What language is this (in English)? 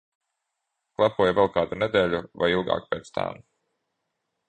Latvian